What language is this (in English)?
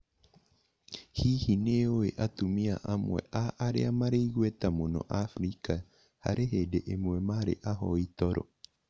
Kikuyu